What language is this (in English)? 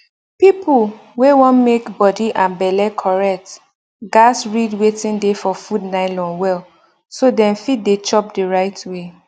Nigerian Pidgin